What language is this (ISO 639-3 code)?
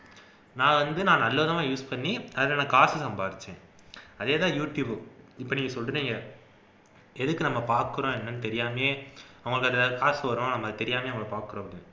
tam